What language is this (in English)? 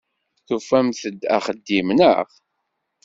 Kabyle